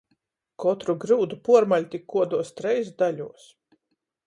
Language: Latgalian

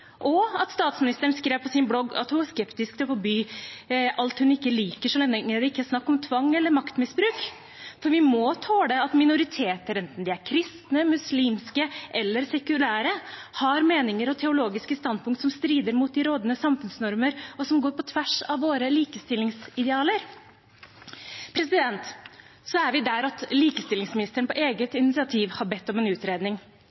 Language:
Norwegian Bokmål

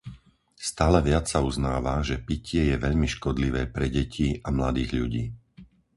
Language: Slovak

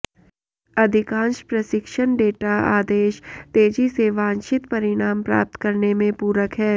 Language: Hindi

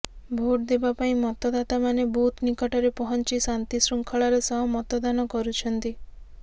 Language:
Odia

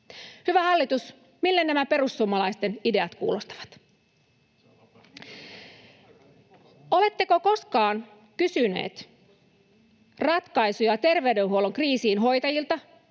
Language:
Finnish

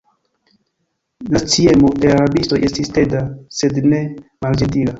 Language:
Esperanto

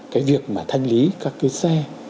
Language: Vietnamese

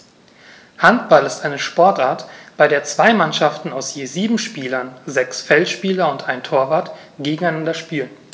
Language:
German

